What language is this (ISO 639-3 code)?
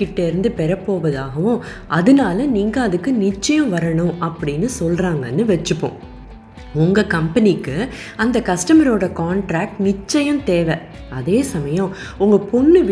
tam